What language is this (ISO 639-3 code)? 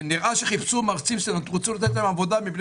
heb